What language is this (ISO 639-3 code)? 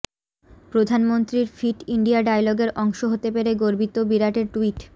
ben